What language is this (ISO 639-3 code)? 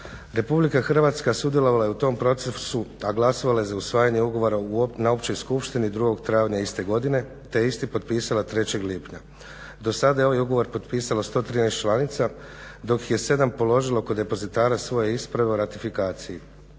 hrv